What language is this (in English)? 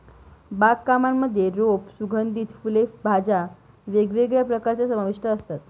Marathi